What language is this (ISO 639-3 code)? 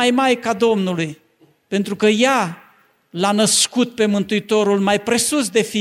ron